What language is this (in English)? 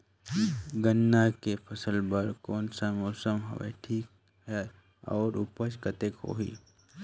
Chhattisgarhi